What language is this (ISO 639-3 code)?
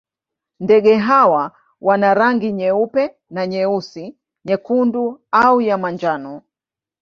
swa